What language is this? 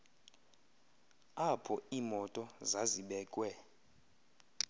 Xhosa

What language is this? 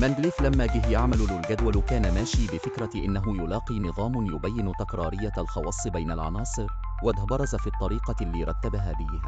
Arabic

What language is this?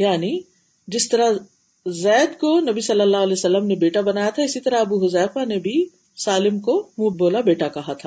Urdu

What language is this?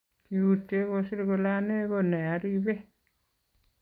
Kalenjin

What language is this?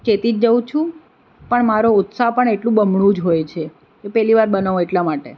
Gujarati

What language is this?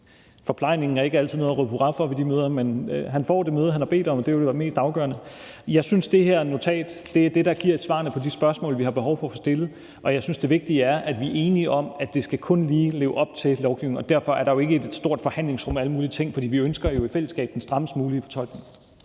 Danish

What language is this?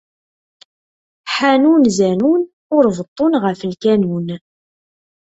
Kabyle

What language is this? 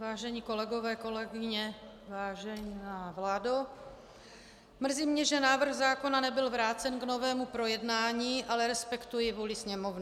Czech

